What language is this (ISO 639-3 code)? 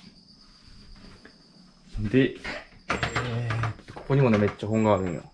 jpn